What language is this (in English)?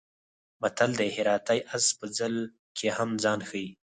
Pashto